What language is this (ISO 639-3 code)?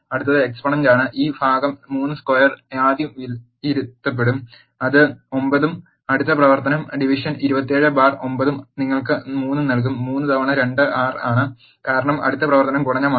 mal